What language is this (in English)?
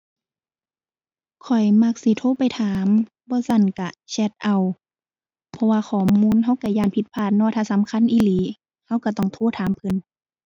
Thai